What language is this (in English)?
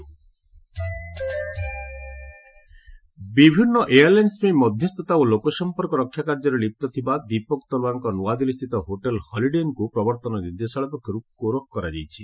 Odia